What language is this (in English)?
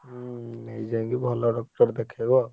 Odia